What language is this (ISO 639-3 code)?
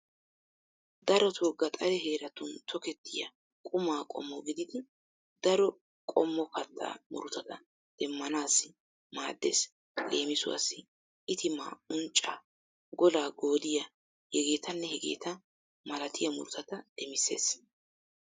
wal